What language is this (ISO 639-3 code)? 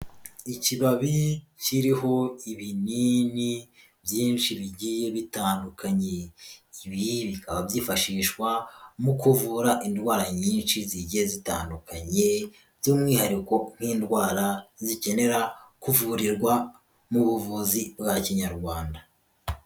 kin